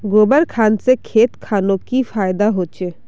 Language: Magahi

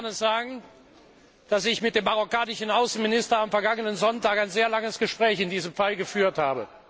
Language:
German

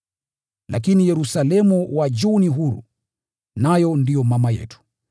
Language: Swahili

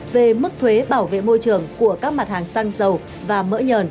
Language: Vietnamese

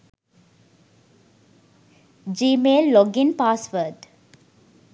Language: Sinhala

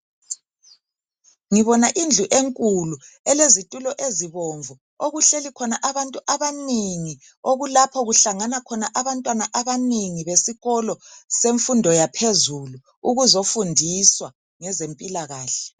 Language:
North Ndebele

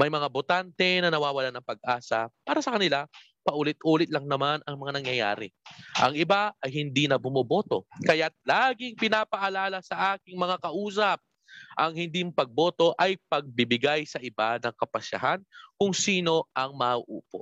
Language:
Filipino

